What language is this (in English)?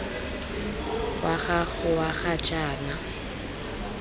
Tswana